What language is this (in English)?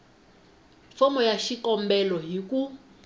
Tsonga